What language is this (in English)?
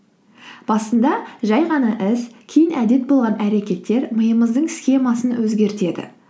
Kazakh